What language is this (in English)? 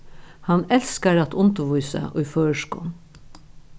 Faroese